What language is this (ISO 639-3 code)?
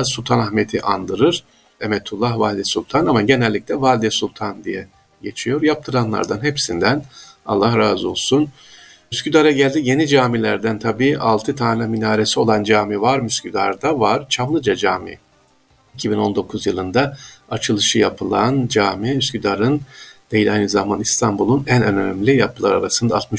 tur